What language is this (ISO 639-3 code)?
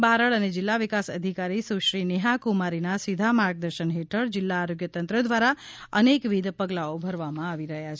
guj